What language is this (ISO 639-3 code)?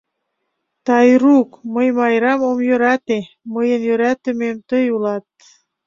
chm